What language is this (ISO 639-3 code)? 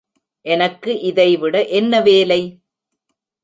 tam